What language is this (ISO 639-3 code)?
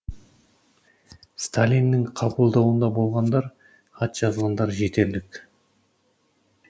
kaz